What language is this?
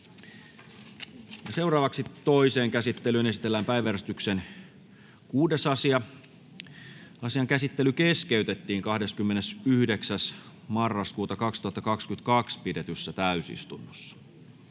Finnish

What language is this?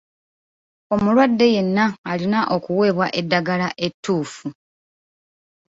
Ganda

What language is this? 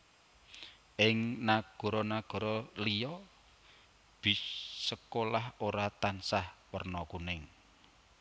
Javanese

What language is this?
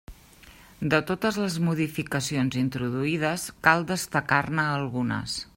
Catalan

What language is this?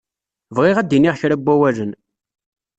Kabyle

